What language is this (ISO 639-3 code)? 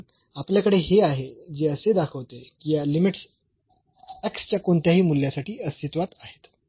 mar